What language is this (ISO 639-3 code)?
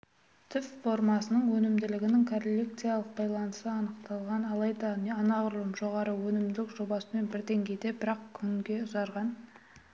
kaz